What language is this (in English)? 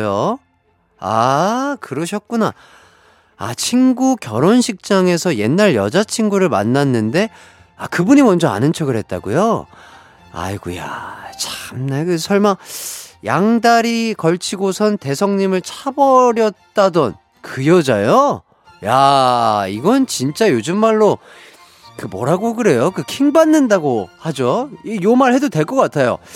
Korean